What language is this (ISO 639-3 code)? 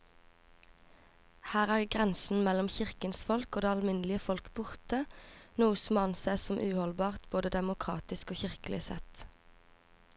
nor